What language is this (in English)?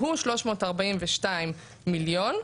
Hebrew